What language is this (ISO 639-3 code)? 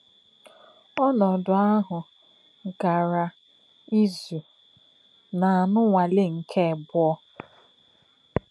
ibo